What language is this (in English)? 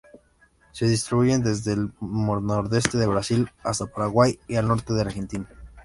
Spanish